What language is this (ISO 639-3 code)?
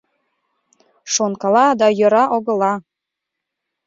chm